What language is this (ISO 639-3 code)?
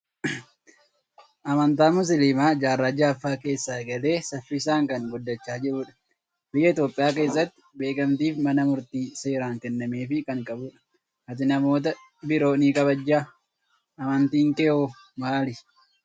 orm